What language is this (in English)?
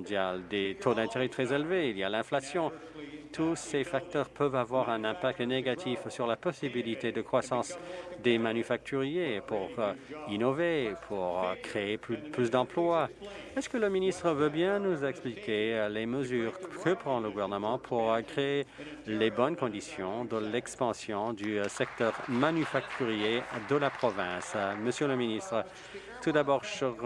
French